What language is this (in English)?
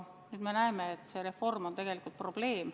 Estonian